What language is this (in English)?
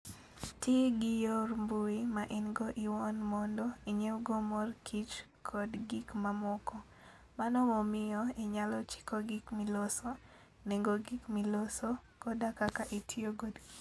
Luo (Kenya and Tanzania)